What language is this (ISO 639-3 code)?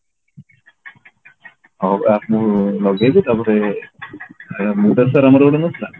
ori